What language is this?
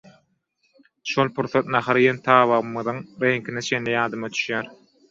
Turkmen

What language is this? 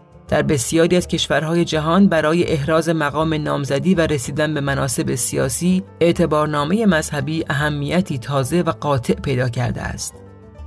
Persian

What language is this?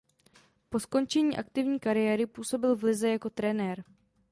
Czech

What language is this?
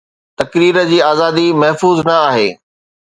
Sindhi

